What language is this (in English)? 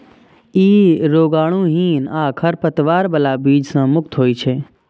Maithili